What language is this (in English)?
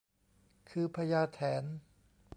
Thai